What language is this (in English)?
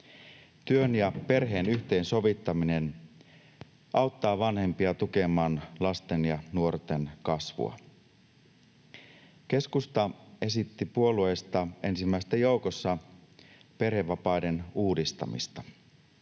Finnish